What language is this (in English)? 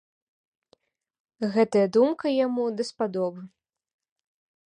Belarusian